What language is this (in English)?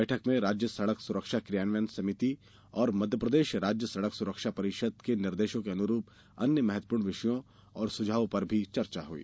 Hindi